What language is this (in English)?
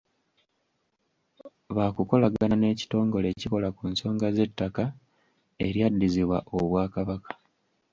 Ganda